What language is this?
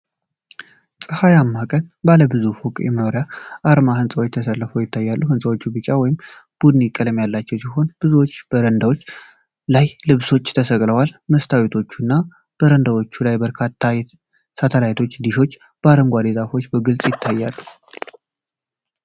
Amharic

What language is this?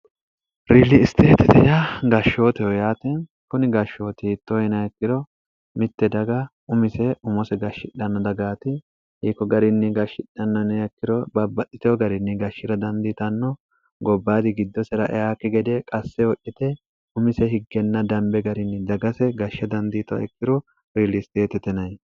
Sidamo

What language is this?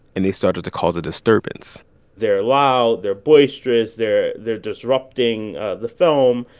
English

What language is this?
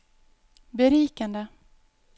Norwegian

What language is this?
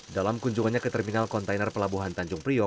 Indonesian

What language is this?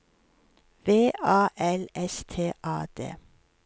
Norwegian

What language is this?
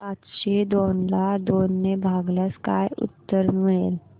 Marathi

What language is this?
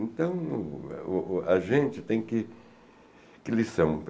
Portuguese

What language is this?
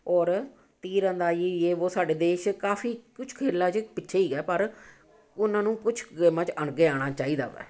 Punjabi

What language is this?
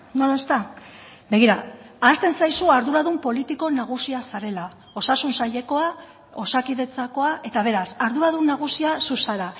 Basque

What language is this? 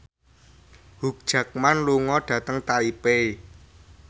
Javanese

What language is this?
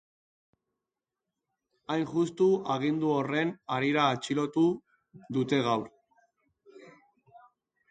Basque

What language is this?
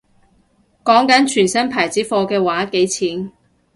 Cantonese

